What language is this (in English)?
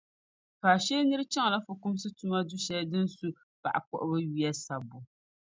Dagbani